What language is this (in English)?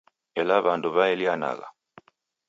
Taita